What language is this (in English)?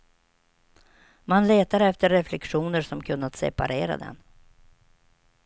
Swedish